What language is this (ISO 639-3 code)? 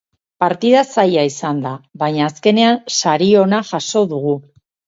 eus